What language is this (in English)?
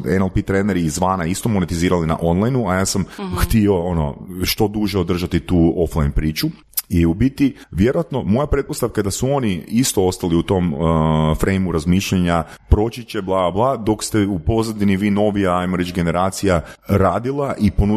Croatian